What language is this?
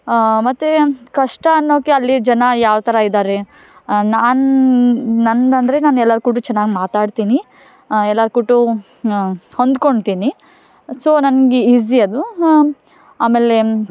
Kannada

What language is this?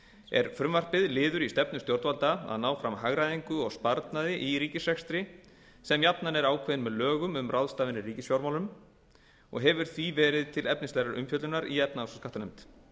Icelandic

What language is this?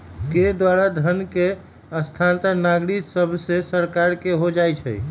Magahi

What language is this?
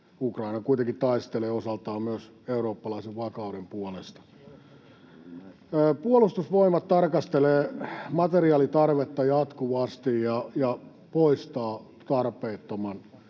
Finnish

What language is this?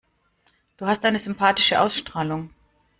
German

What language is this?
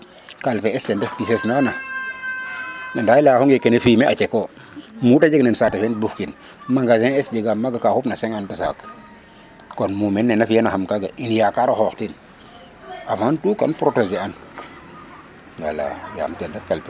Serer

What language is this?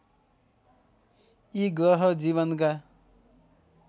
Nepali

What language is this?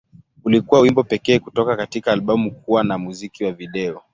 Swahili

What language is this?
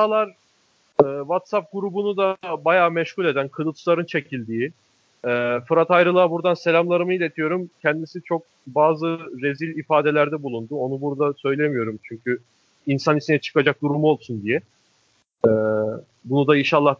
Turkish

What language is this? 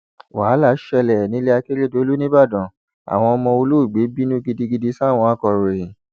Yoruba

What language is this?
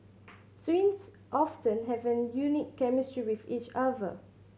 English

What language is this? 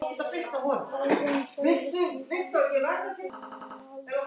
Icelandic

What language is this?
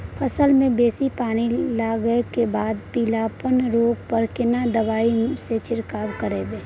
Maithili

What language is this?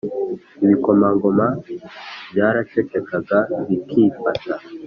Kinyarwanda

